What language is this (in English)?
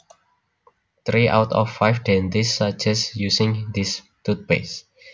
Javanese